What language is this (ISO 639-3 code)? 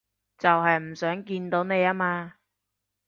yue